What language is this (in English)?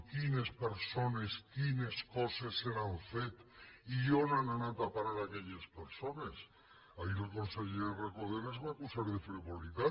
Catalan